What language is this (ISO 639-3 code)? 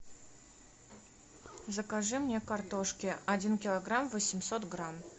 rus